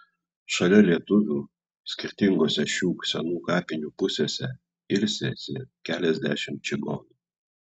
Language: Lithuanian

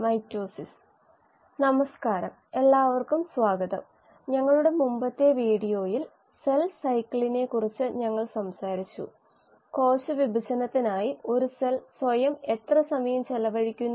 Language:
Malayalam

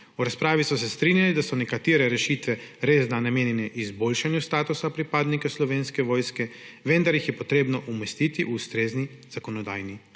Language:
Slovenian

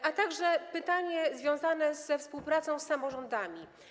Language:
Polish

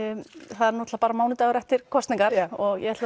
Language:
Icelandic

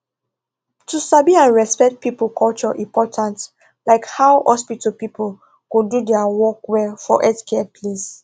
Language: Nigerian Pidgin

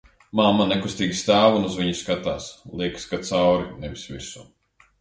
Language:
Latvian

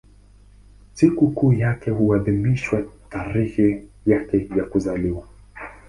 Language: Swahili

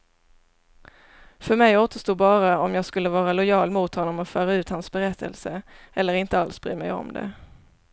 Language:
Swedish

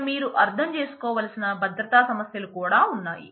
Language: Telugu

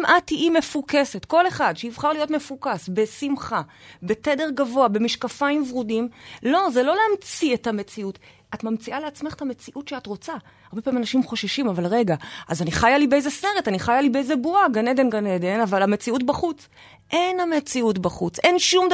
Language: Hebrew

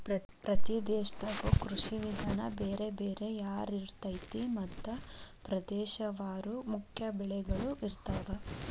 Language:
Kannada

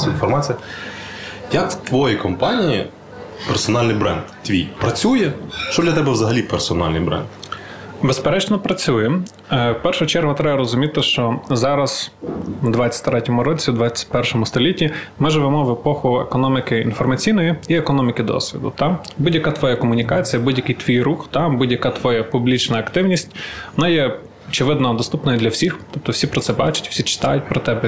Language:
Ukrainian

